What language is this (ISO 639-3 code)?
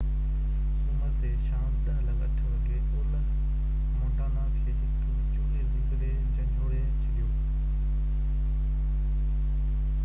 snd